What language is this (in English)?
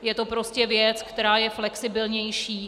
Czech